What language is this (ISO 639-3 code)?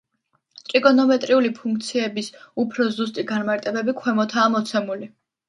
kat